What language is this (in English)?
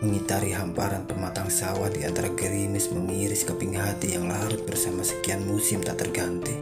Indonesian